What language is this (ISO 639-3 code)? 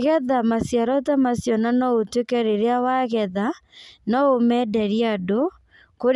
kik